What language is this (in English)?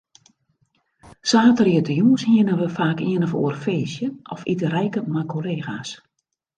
Western Frisian